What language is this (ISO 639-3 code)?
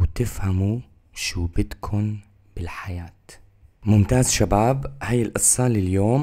ara